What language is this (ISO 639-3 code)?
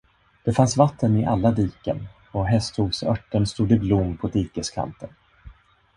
swe